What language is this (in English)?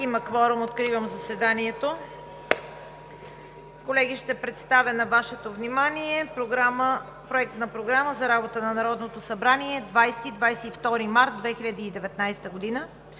Bulgarian